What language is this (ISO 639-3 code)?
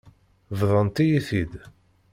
kab